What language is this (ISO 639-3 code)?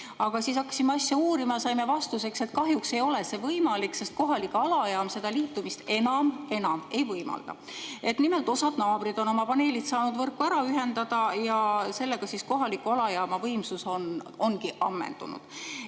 est